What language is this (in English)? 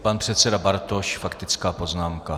Czech